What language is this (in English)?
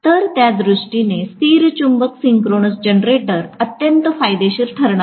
Marathi